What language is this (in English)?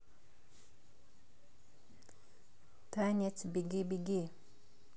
Russian